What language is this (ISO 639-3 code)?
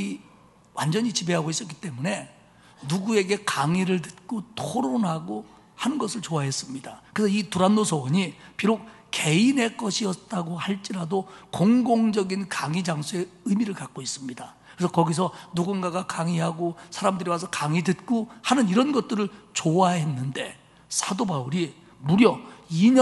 kor